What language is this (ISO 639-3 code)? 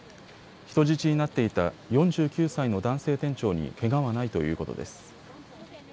jpn